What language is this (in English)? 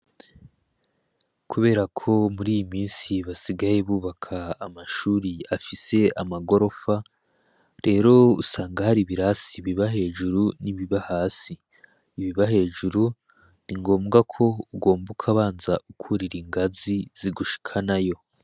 Rundi